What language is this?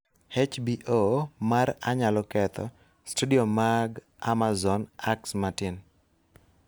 Luo (Kenya and Tanzania)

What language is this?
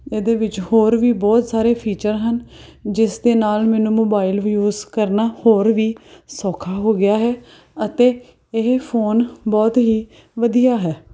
Punjabi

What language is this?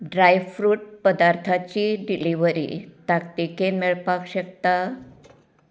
Konkani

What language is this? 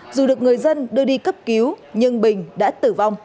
Vietnamese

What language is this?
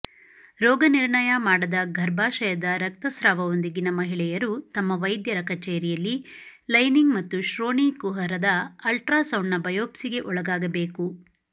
Kannada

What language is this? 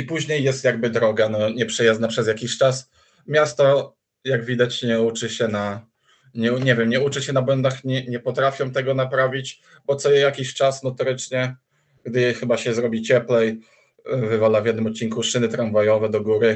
Polish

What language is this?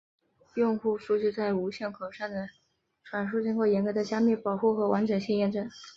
Chinese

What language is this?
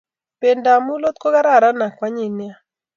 Kalenjin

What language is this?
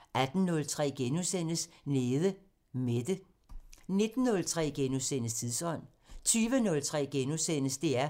Danish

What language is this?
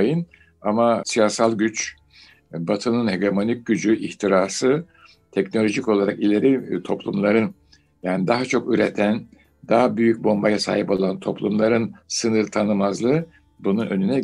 Turkish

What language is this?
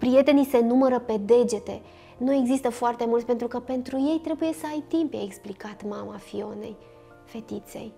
Romanian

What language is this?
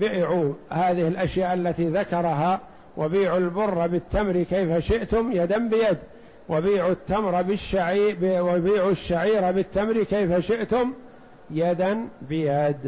Arabic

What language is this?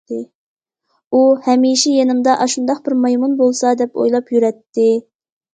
Uyghur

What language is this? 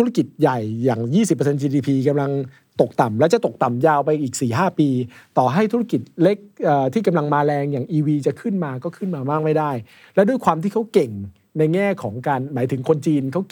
Thai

